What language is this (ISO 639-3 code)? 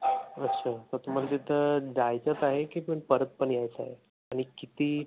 mar